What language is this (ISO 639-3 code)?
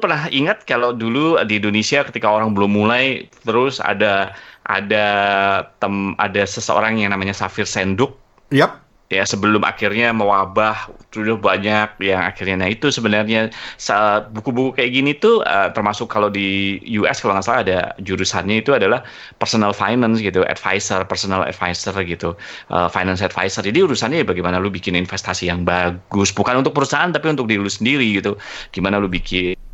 ind